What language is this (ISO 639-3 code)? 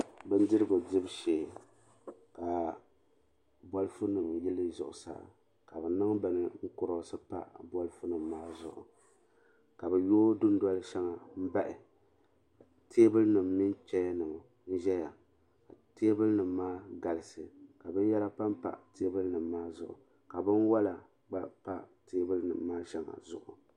dag